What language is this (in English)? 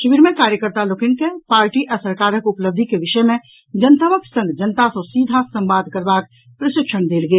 Maithili